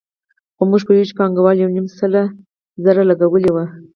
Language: Pashto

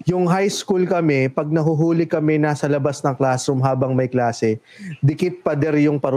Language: Filipino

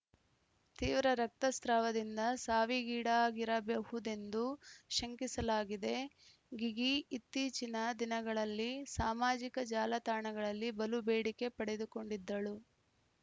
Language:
Kannada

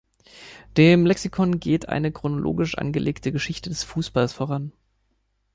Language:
German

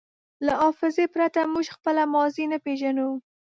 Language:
Pashto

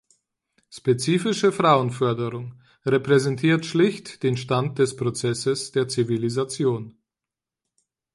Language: German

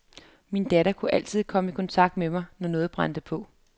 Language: Danish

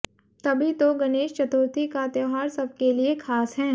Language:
Hindi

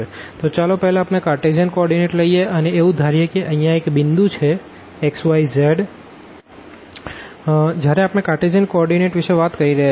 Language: Gujarati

